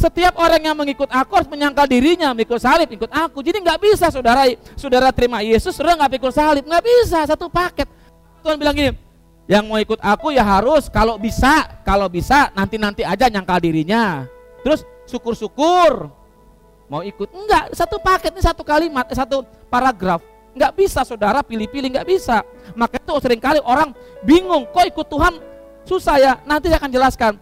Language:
Indonesian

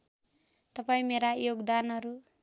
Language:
Nepali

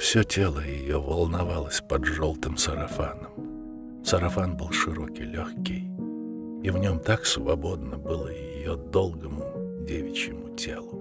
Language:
Russian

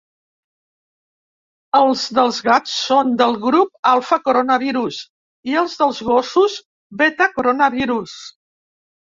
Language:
Catalan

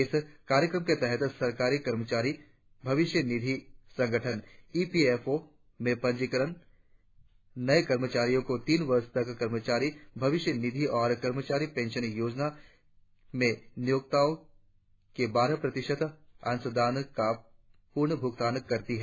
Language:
Hindi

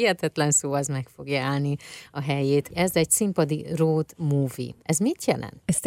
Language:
Hungarian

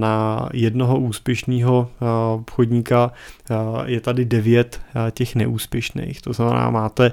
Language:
Czech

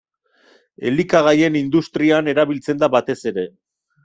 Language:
Basque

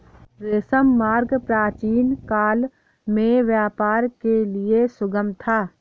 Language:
Hindi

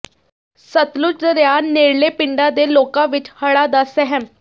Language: Punjabi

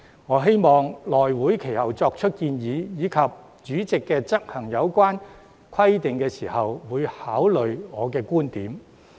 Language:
Cantonese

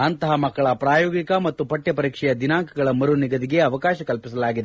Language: Kannada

